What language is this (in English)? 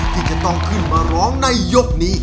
Thai